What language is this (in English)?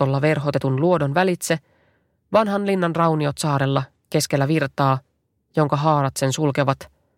Finnish